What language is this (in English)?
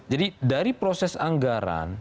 Indonesian